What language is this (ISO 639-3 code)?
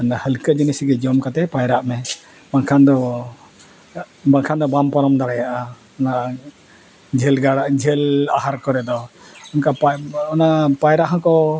sat